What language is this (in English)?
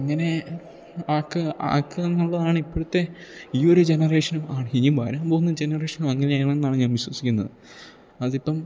Malayalam